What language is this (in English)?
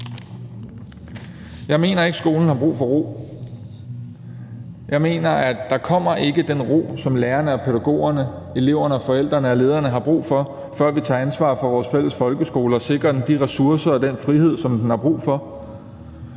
Danish